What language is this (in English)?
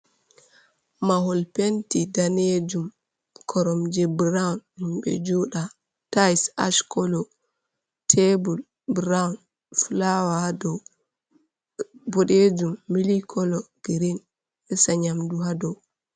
Fula